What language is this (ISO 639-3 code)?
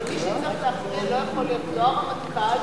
heb